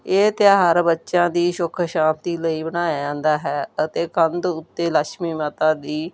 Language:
Punjabi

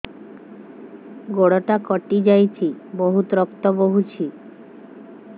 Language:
Odia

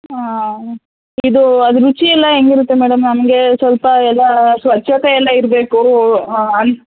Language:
Kannada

